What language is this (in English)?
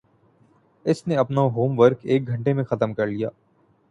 Urdu